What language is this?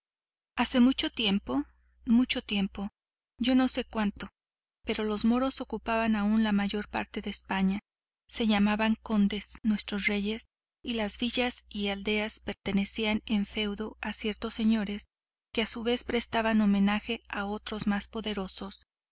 Spanish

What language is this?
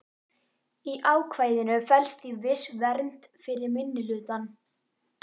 Icelandic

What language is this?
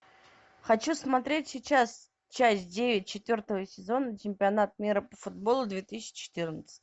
Russian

